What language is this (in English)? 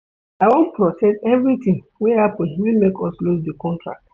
Nigerian Pidgin